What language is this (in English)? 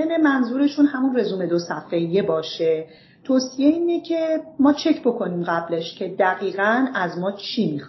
Persian